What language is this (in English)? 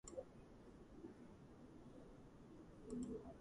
Georgian